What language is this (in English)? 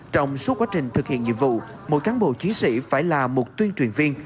Vietnamese